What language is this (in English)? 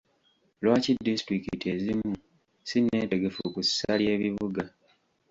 Ganda